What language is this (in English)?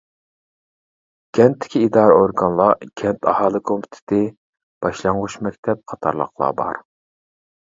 Uyghur